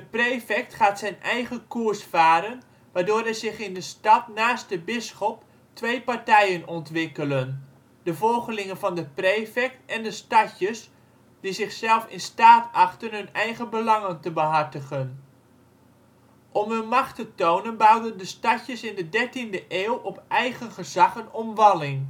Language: Dutch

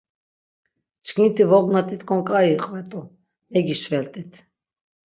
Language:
Laz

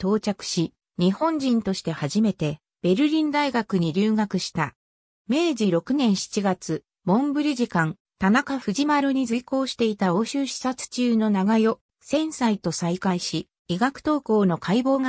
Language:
Japanese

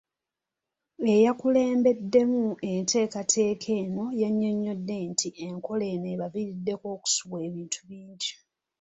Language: Ganda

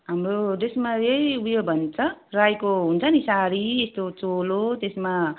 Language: Nepali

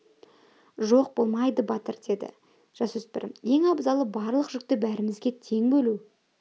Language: Kazakh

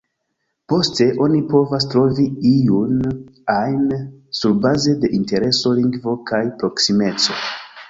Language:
Esperanto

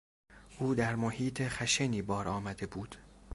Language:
Persian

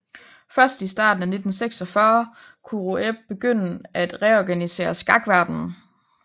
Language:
Danish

